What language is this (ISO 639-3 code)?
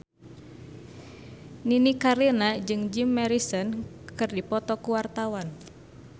sun